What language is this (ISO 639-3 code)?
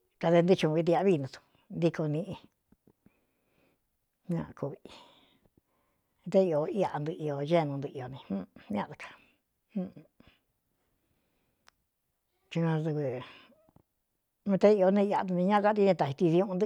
xtu